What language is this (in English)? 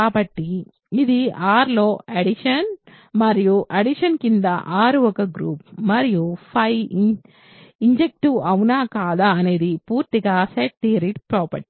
Telugu